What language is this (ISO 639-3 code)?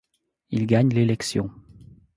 fra